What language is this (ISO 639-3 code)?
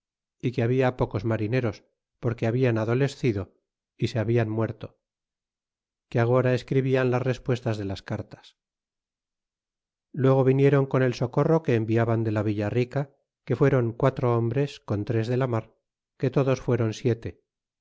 spa